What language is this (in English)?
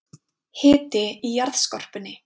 Icelandic